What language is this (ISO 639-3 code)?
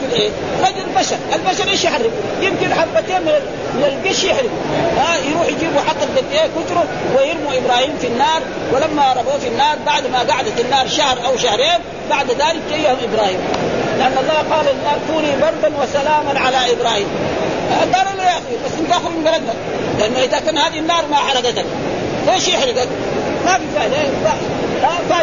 ara